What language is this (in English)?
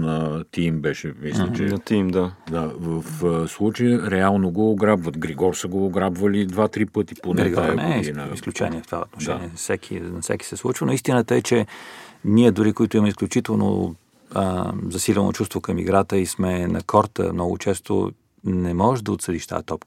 Bulgarian